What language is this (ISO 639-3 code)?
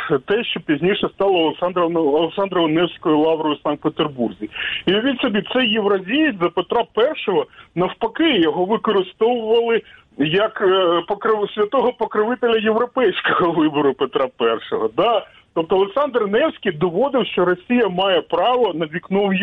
ukr